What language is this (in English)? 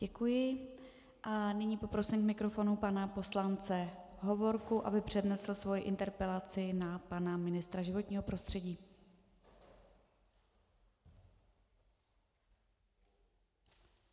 Czech